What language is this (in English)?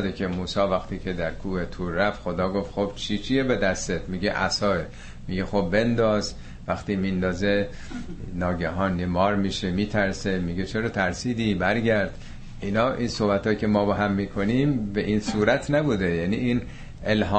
Persian